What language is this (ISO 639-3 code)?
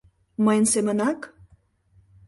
chm